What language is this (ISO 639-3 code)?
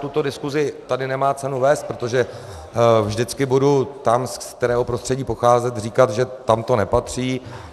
ces